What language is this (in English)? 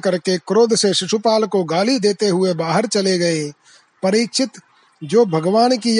Hindi